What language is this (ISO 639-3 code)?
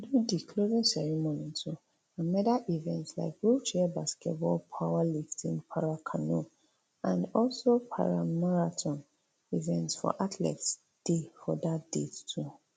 pcm